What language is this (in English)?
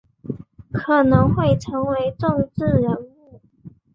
Chinese